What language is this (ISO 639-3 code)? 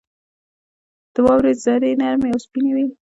pus